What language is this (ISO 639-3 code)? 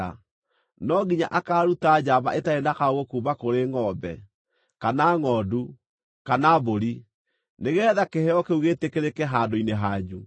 kik